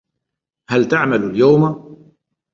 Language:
Arabic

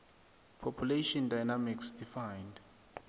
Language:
South Ndebele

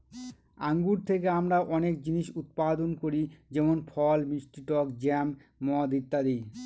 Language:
Bangla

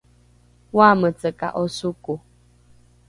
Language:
Rukai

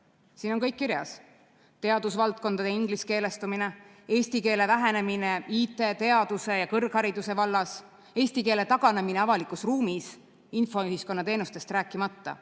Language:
Estonian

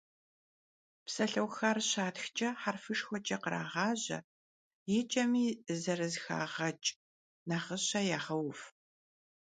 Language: Kabardian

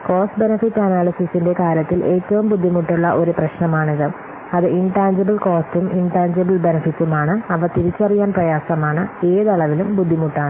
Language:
Malayalam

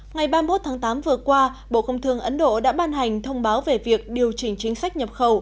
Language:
Vietnamese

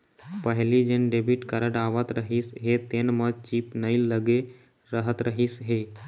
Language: Chhattisgarhi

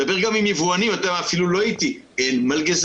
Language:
Hebrew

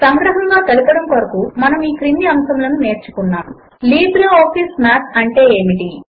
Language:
Telugu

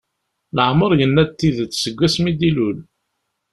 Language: Kabyle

